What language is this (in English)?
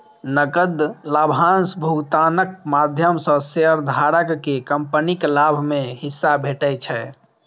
Maithili